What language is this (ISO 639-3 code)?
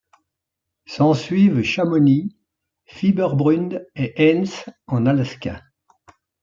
fra